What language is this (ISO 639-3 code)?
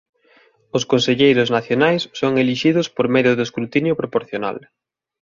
glg